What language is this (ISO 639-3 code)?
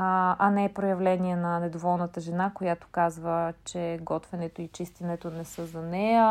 bul